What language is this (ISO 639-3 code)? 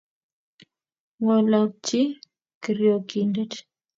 kln